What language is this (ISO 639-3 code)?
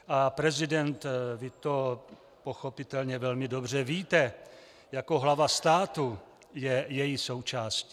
ces